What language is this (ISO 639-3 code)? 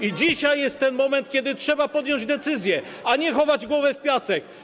pol